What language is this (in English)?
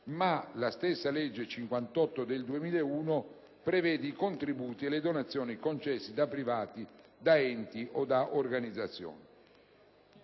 Italian